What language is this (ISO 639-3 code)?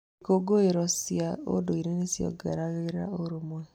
kik